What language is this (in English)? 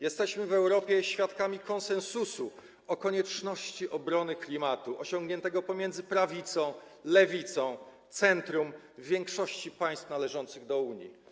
Polish